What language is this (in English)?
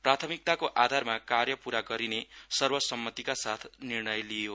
Nepali